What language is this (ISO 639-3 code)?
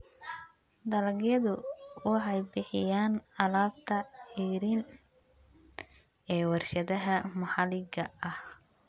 som